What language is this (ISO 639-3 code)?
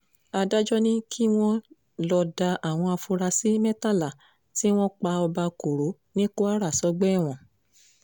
yor